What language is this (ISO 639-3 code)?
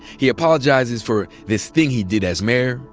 eng